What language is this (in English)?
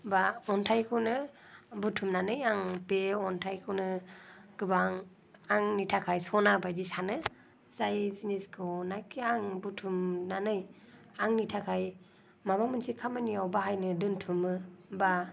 Bodo